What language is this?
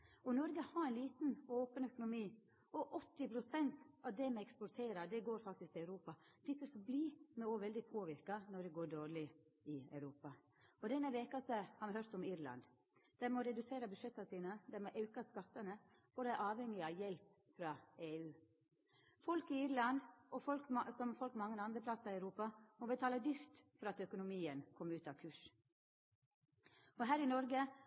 Norwegian Nynorsk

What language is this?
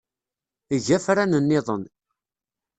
Kabyle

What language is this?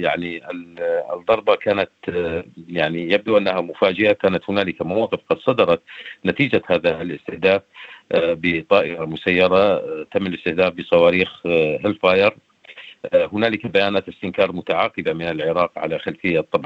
Arabic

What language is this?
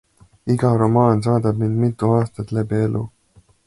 Estonian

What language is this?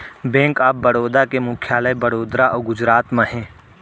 Chhattisgarhi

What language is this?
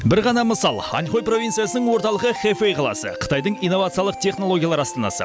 Kazakh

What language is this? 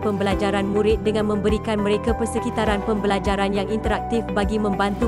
Malay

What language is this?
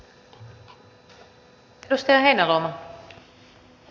Finnish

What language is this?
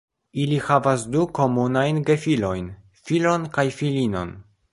Esperanto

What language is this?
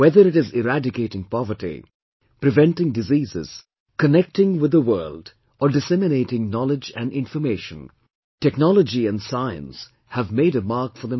English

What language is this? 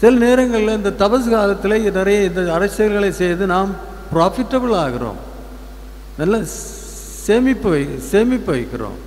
Tamil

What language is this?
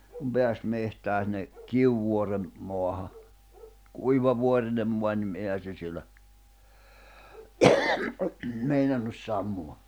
Finnish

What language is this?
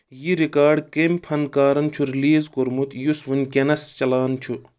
Kashmiri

